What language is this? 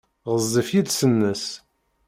Kabyle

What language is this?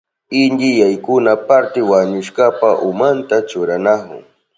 Southern Pastaza Quechua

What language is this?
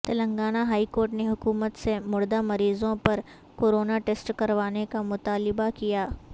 Urdu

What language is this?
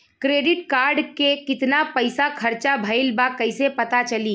Bhojpuri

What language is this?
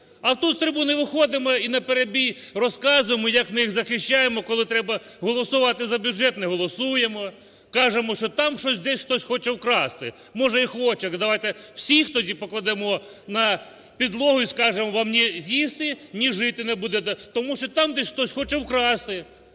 Ukrainian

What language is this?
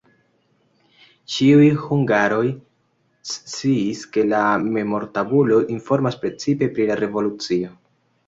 Esperanto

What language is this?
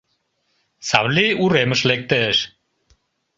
Mari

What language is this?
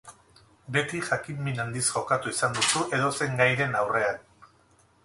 Basque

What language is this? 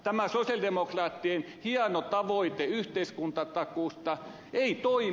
Finnish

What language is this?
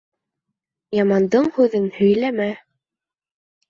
Bashkir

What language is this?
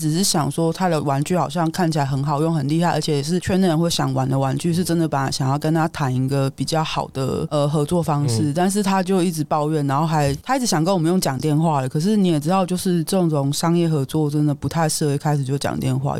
Chinese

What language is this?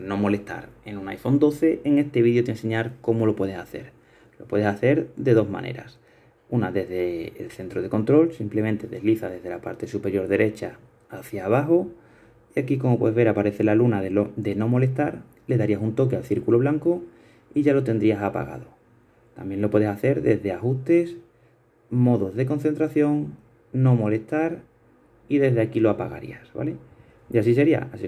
Spanish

